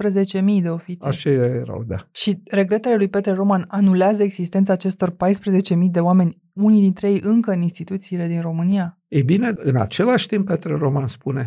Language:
Romanian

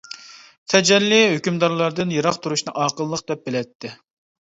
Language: Uyghur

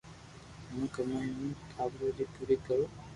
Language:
Loarki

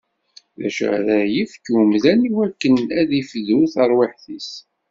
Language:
Kabyle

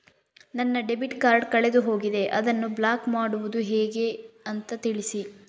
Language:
Kannada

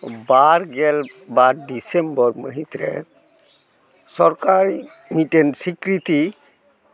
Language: Santali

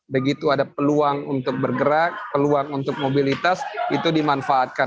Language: Indonesian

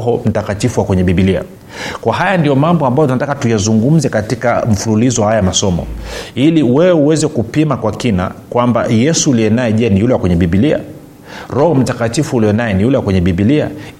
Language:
Swahili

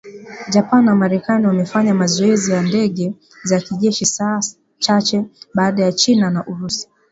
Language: Swahili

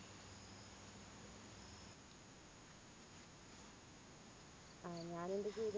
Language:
Malayalam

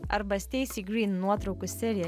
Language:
Lithuanian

